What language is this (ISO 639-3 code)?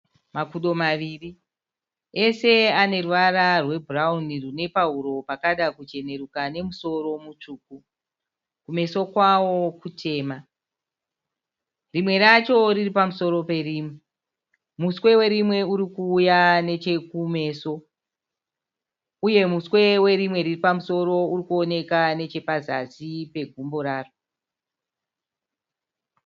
sna